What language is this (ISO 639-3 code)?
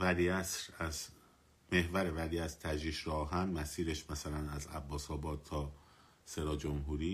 fas